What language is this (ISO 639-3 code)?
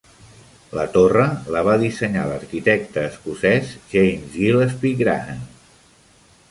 cat